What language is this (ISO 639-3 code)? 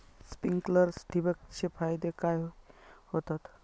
mar